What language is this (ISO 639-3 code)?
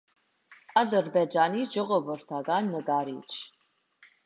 hye